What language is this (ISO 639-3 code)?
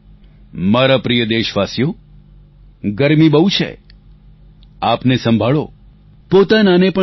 guj